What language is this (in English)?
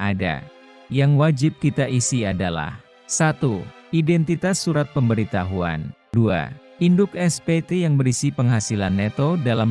Indonesian